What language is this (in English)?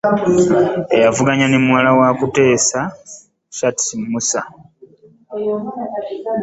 Ganda